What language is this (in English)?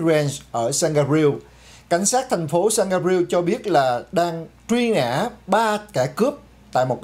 Vietnamese